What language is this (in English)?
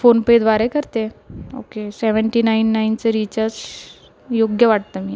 Marathi